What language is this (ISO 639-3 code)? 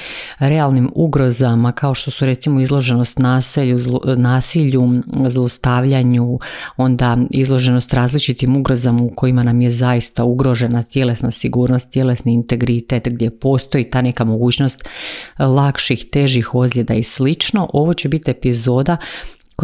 hrv